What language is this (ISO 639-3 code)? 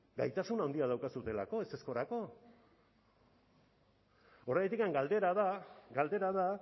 eus